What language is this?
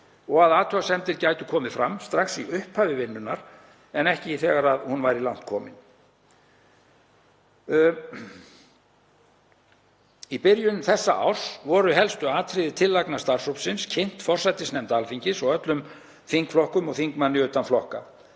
Icelandic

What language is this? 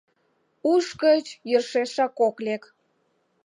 Mari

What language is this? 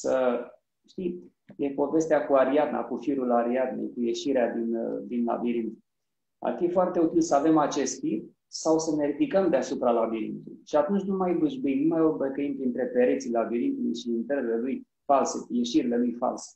Romanian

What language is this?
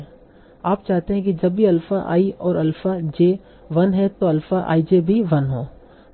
Hindi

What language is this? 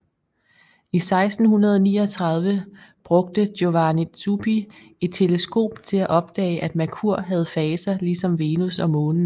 Danish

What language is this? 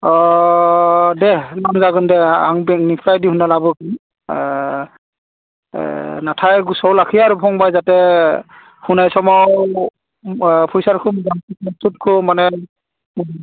Bodo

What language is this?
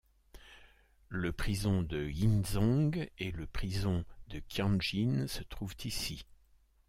French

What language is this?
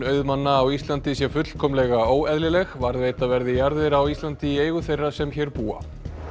Icelandic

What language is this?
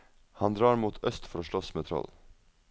Norwegian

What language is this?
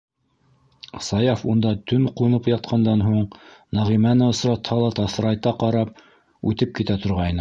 Bashkir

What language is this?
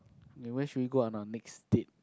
English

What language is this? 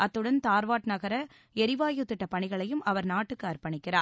Tamil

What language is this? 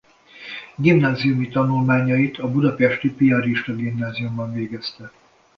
Hungarian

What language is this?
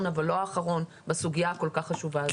Hebrew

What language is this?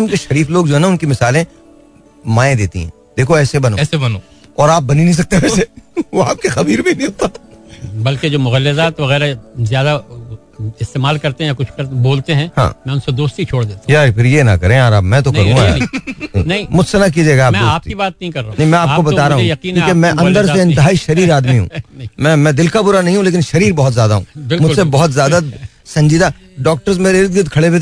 Hindi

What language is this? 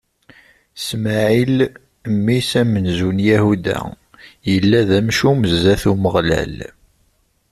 Kabyle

